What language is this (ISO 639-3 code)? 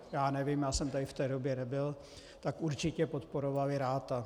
ces